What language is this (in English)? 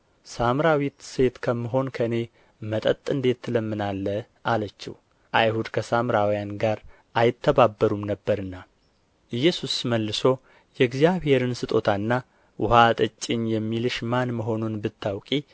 Amharic